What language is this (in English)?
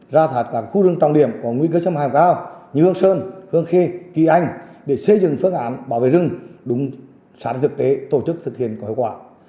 Vietnamese